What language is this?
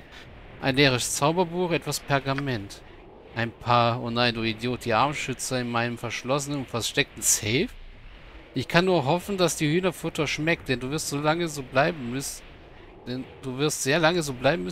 German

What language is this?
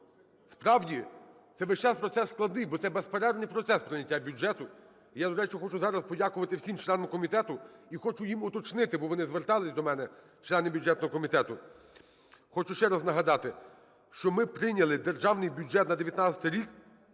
Ukrainian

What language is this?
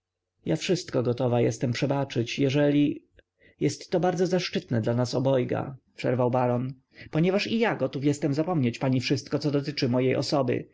Polish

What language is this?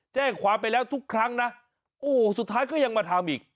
Thai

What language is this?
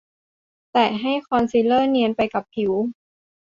Thai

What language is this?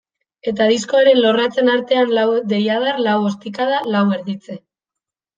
Basque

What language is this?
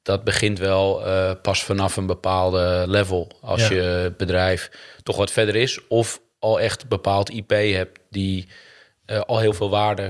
Dutch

